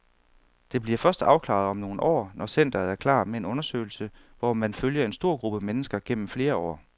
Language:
Danish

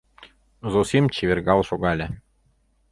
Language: Mari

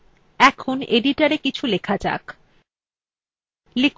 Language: Bangla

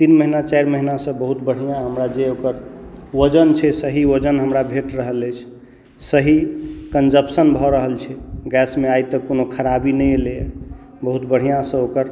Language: Maithili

